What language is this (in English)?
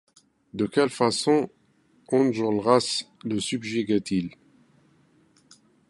French